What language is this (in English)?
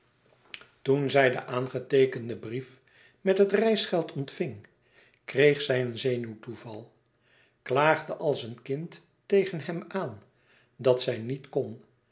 Dutch